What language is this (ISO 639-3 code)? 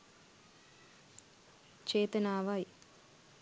sin